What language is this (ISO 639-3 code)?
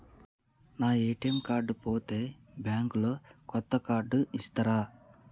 tel